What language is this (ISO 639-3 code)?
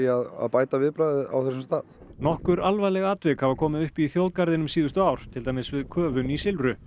isl